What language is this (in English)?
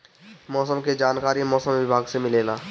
Bhojpuri